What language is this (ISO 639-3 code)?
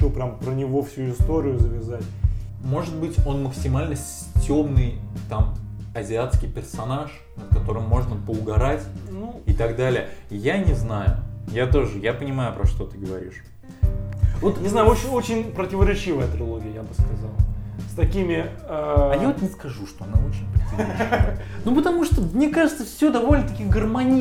rus